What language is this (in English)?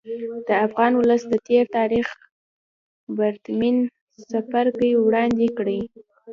Pashto